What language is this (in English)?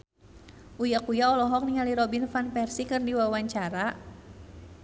Sundanese